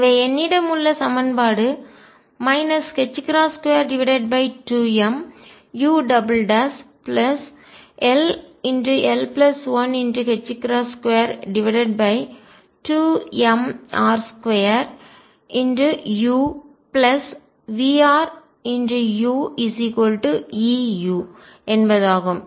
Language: Tamil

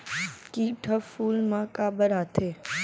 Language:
Chhattisgarhi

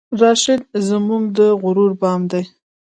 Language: Pashto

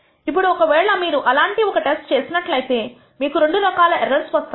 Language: Telugu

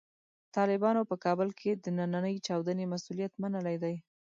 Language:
Pashto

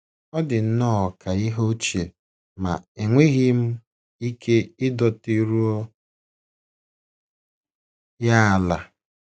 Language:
Igbo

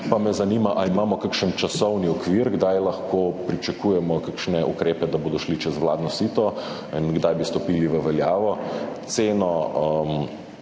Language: Slovenian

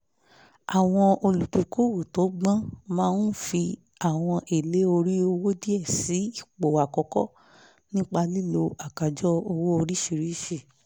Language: Yoruba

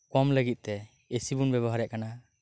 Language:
Santali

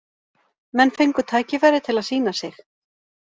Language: Icelandic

